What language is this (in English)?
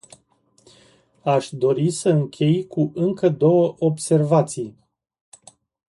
Romanian